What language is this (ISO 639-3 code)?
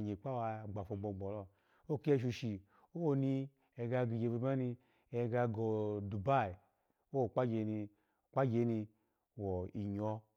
ala